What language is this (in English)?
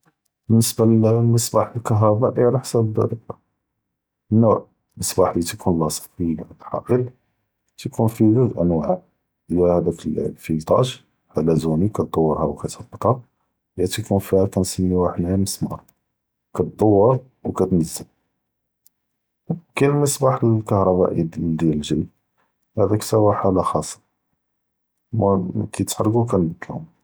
Judeo-Arabic